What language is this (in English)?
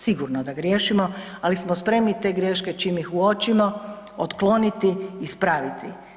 Croatian